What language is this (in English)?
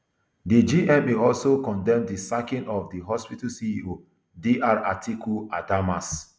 Nigerian Pidgin